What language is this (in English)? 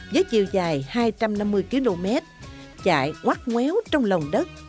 Vietnamese